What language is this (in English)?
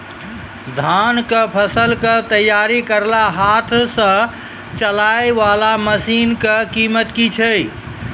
Maithili